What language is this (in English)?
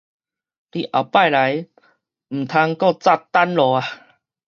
Min Nan Chinese